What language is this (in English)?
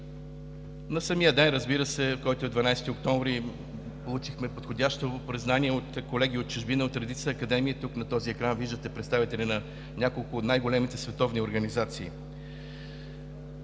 Bulgarian